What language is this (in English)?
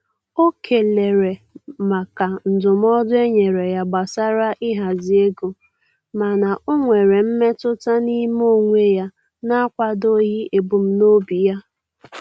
Igbo